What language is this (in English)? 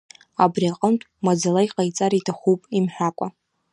Abkhazian